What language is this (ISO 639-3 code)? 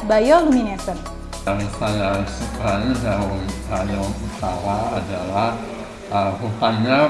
ind